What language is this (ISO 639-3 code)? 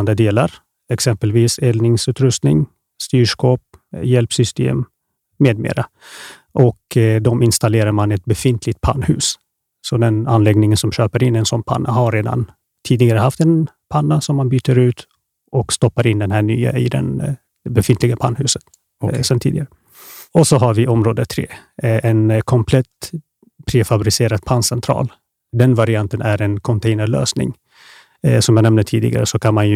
swe